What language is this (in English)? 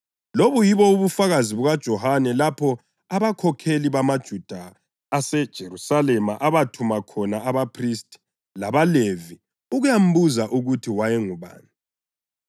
North Ndebele